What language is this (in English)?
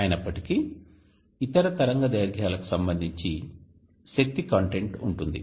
Telugu